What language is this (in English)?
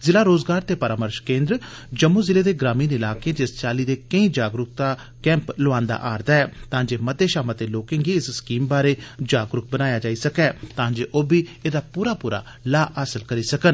Dogri